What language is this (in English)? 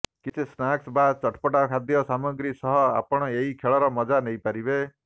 Odia